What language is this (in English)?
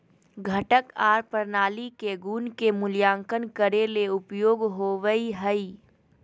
Magahi